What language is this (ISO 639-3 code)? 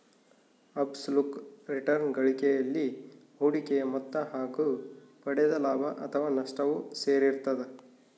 kan